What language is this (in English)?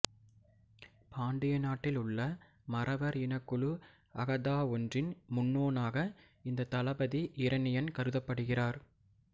Tamil